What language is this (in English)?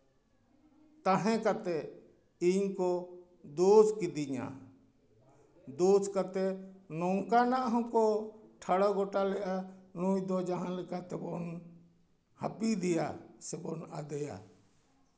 Santali